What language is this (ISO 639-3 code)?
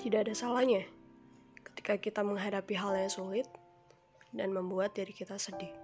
ind